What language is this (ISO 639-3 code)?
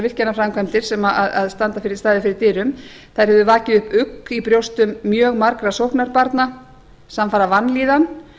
isl